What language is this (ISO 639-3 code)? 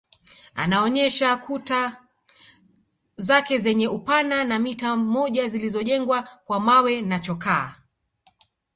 swa